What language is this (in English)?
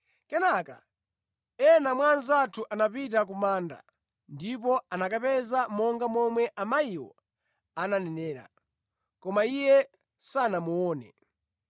Nyanja